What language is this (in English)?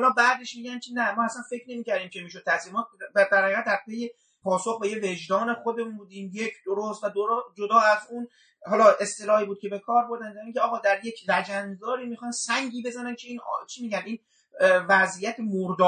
Persian